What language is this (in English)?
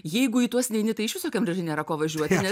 Lithuanian